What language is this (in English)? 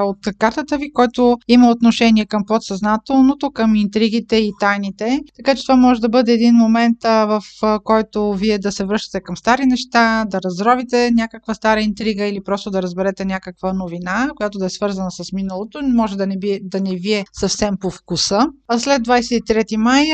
Bulgarian